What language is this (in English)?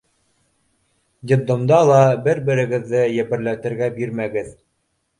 Bashkir